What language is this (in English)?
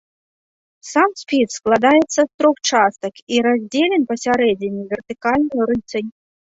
Belarusian